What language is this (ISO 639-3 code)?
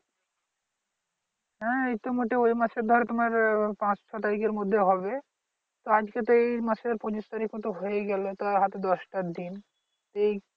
ben